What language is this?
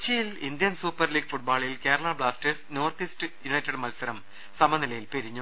Malayalam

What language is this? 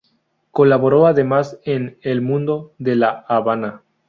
Spanish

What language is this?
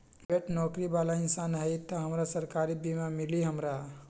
Magahi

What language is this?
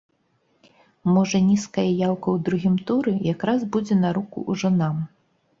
Belarusian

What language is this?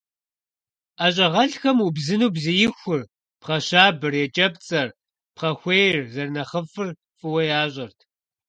Kabardian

